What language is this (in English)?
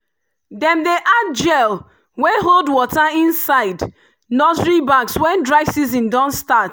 Nigerian Pidgin